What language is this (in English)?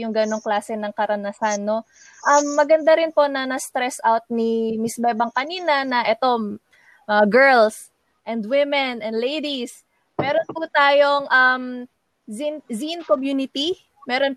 Filipino